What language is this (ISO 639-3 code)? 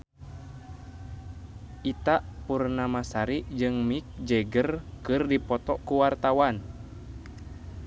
sun